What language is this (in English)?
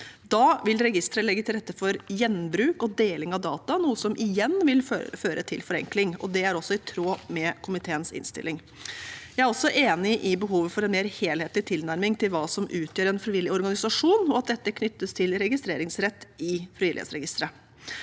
Norwegian